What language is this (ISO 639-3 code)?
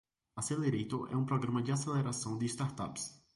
por